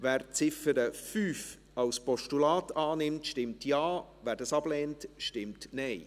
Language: Swiss German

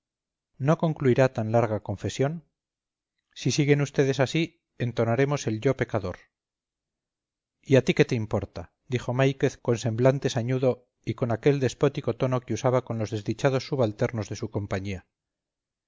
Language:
Spanish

